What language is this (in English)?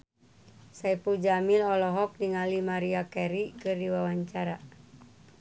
Sundanese